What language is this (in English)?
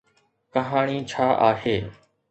Sindhi